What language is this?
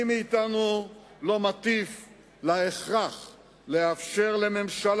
Hebrew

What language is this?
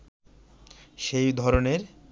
Bangla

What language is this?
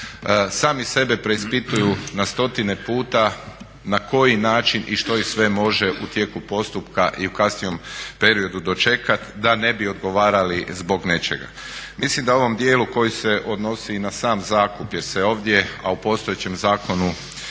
Croatian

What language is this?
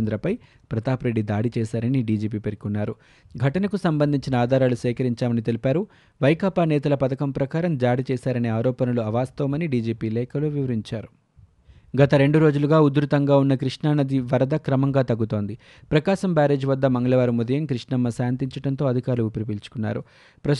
Telugu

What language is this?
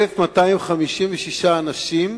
Hebrew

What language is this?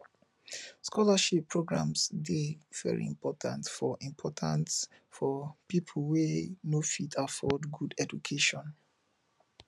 Nigerian Pidgin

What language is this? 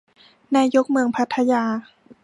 Thai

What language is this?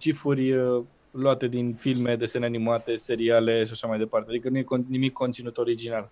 Romanian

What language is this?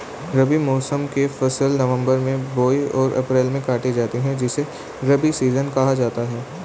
Hindi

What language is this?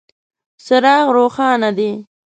Pashto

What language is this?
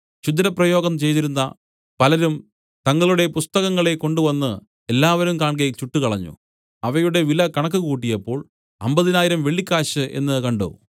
Malayalam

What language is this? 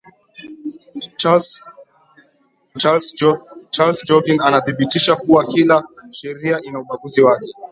Swahili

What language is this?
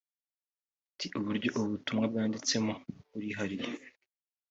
Kinyarwanda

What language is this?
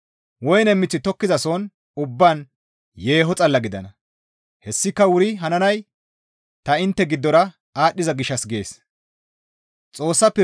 Gamo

